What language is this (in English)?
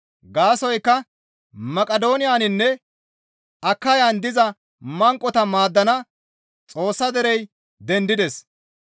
Gamo